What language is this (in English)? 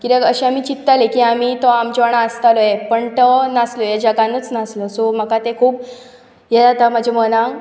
Konkani